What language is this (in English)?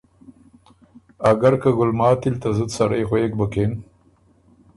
Ormuri